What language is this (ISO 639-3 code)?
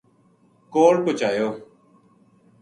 gju